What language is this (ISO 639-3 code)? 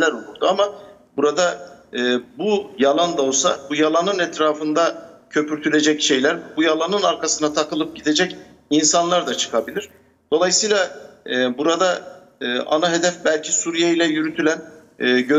tur